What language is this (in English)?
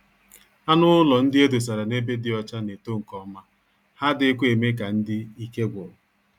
Igbo